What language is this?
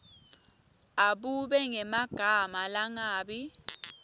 Swati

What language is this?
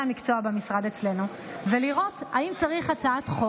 Hebrew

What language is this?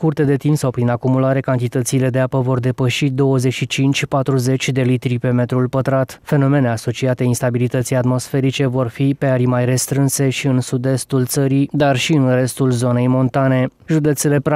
Romanian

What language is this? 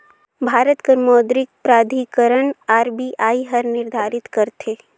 Chhattisgarhi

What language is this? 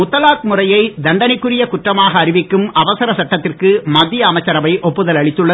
Tamil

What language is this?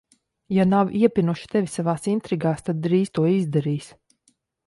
Latvian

